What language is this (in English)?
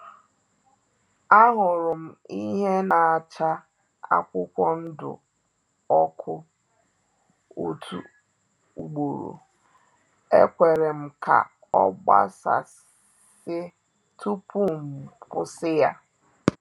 Igbo